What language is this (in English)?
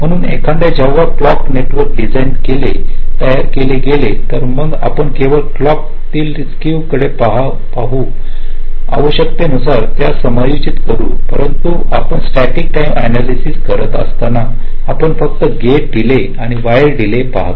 Marathi